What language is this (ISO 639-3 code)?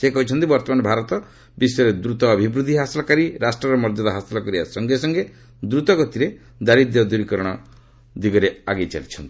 ori